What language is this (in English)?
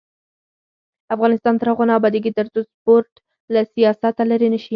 Pashto